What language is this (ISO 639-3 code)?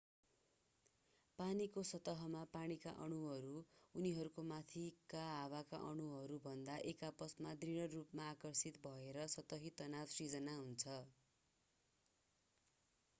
nep